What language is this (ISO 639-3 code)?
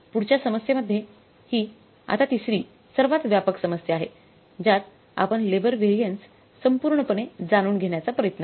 mar